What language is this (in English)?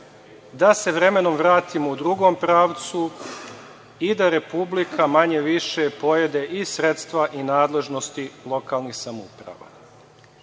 Serbian